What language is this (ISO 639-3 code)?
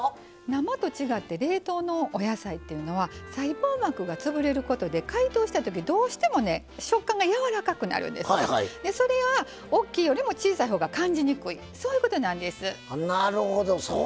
jpn